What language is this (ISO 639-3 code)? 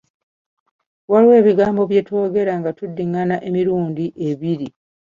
lug